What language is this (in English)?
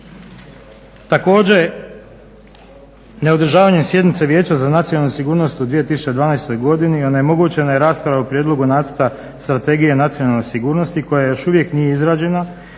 Croatian